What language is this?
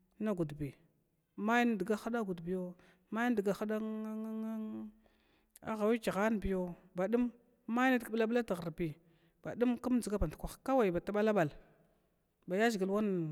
Glavda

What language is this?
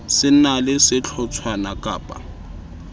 Southern Sotho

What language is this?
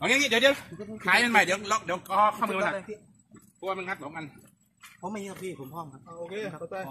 Thai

